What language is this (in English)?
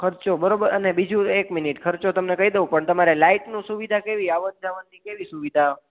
Gujarati